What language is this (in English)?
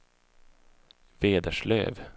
Swedish